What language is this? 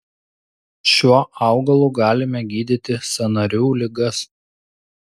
Lithuanian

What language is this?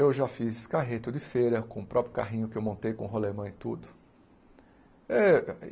Portuguese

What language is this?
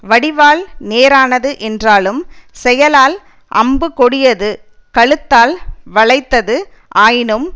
Tamil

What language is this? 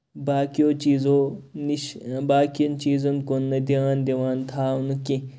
Kashmiri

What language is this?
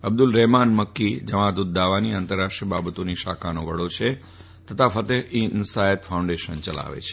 Gujarati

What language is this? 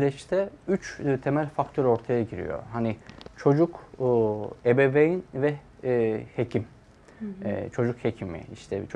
Turkish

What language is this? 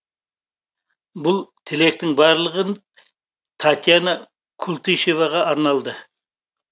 Kazakh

